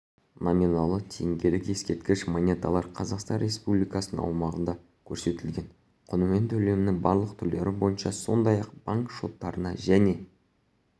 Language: Kazakh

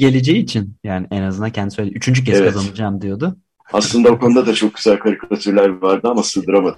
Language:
Turkish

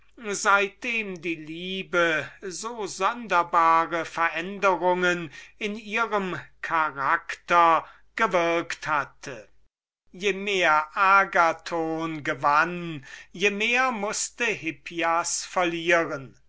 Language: German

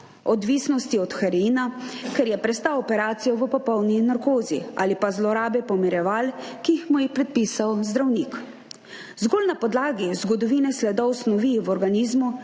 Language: Slovenian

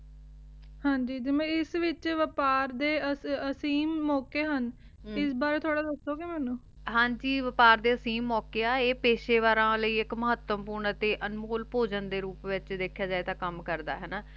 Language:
Punjabi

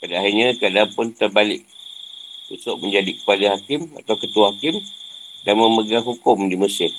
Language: Malay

